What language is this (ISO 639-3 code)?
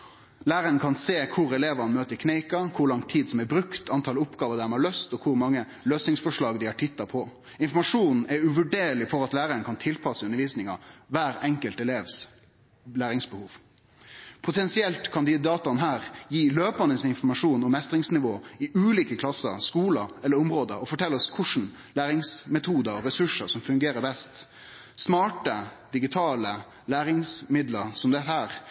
nno